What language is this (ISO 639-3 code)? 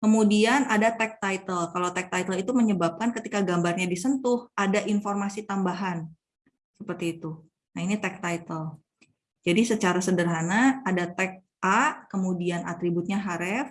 ind